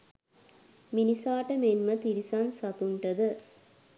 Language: Sinhala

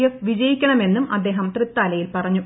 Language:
Malayalam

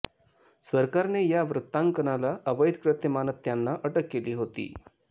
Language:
Marathi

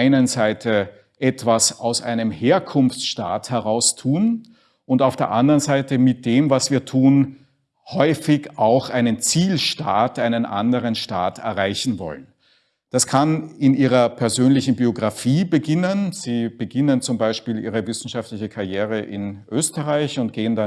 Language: German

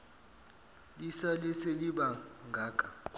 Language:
Zulu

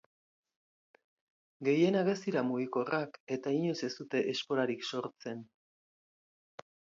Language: Basque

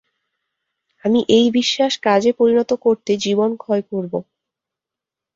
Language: Bangla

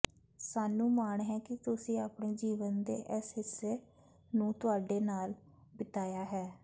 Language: Punjabi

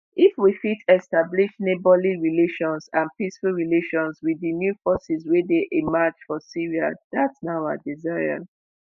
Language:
Nigerian Pidgin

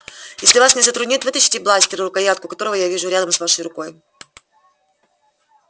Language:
Russian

